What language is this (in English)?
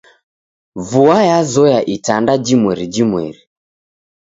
Taita